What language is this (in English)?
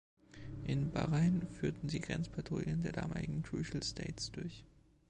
German